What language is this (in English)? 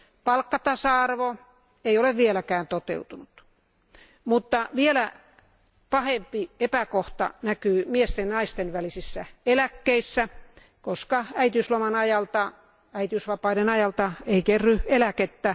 Finnish